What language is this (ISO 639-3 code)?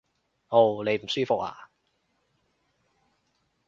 yue